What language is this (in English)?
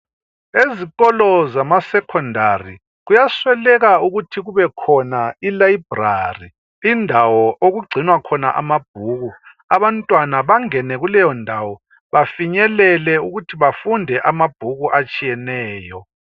North Ndebele